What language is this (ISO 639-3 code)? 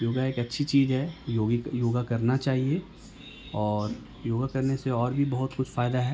urd